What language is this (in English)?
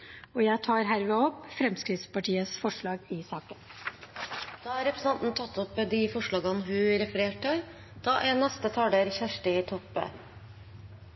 Norwegian